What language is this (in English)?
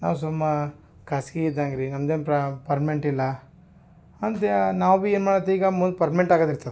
Kannada